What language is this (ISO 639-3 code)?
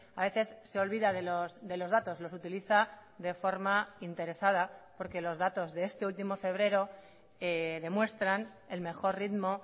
spa